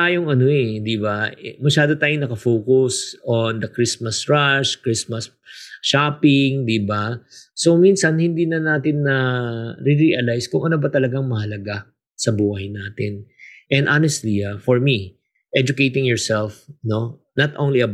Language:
Filipino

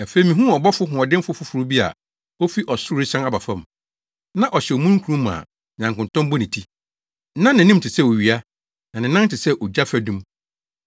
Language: Akan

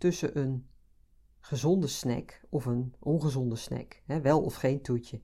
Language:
Dutch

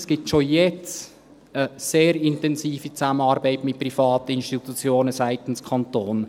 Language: Swiss German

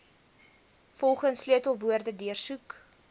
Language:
Afrikaans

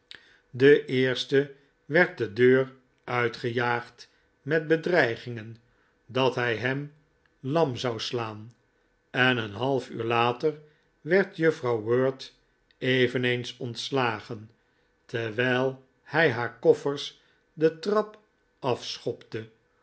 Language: Dutch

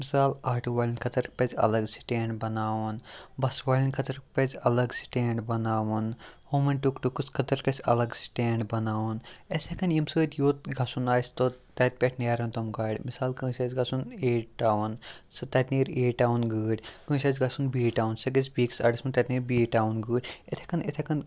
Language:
Kashmiri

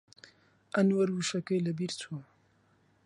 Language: Central Kurdish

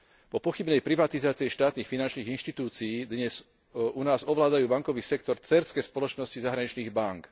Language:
Slovak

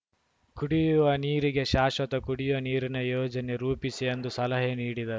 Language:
Kannada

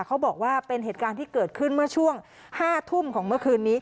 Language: Thai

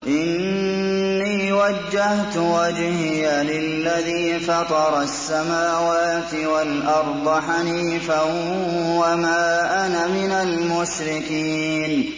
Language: Arabic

